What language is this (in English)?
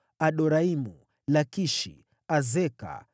Swahili